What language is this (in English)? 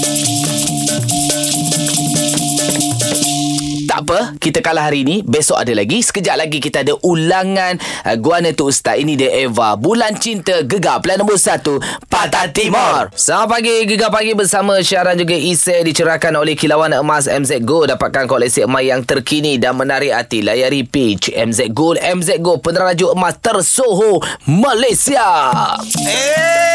Malay